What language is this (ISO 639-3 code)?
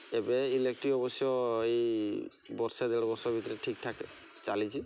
ori